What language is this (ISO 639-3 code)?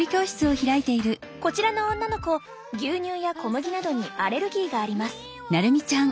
jpn